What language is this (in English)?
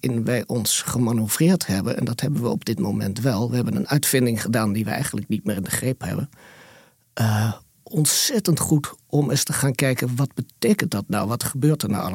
Dutch